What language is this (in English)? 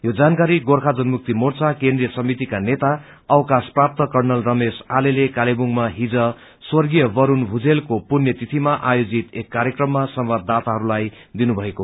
Nepali